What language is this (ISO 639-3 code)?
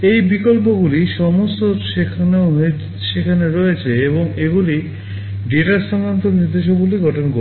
ben